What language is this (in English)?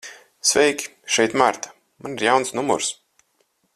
Latvian